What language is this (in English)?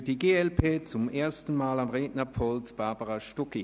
Swiss German